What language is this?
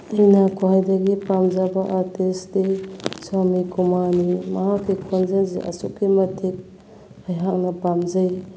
Manipuri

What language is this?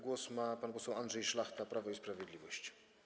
Polish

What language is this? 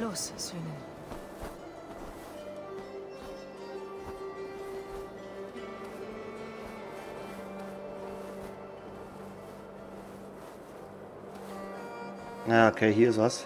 German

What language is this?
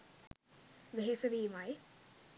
Sinhala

